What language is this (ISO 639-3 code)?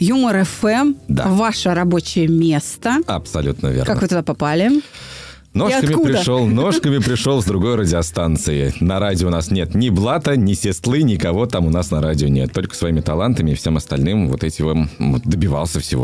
rus